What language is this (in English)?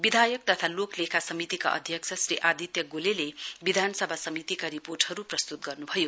Nepali